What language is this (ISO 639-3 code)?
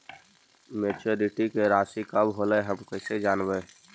mag